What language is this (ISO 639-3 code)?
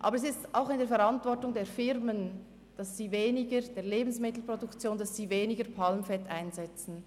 gsw